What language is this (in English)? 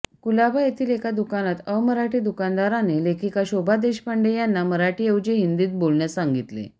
Marathi